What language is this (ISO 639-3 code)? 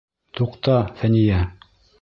bak